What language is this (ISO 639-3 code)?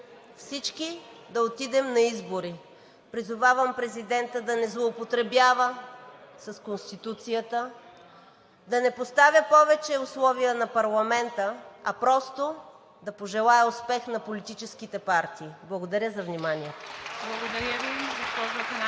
bul